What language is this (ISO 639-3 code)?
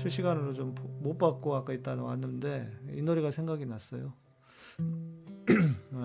kor